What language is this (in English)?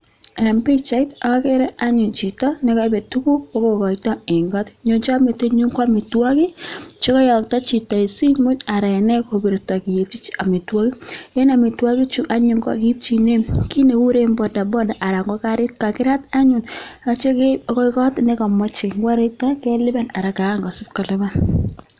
Kalenjin